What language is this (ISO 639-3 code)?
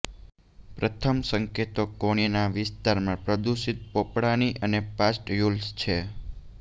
guj